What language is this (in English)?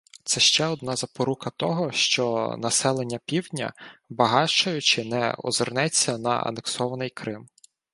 Ukrainian